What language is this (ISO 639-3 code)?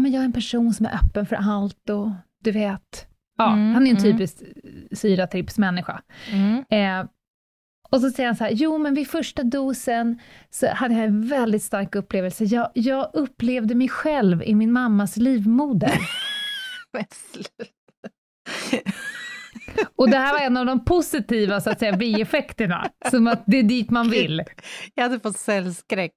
swe